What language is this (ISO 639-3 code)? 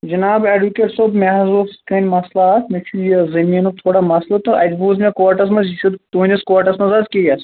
kas